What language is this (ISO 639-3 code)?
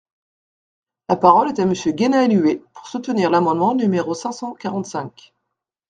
fra